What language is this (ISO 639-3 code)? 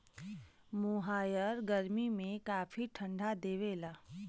bho